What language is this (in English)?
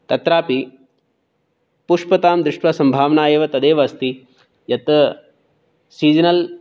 Sanskrit